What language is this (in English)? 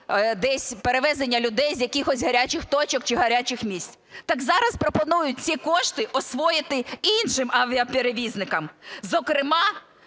Ukrainian